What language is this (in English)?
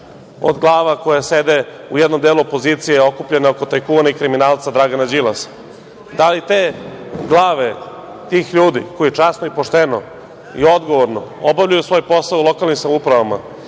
Serbian